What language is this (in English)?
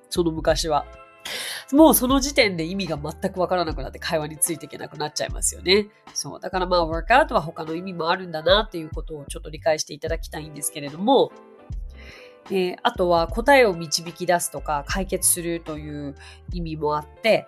Japanese